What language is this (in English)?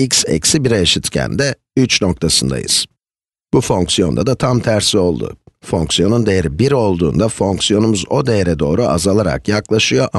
Turkish